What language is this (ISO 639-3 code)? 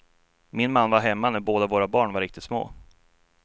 swe